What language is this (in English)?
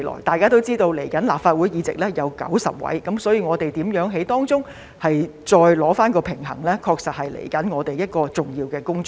Cantonese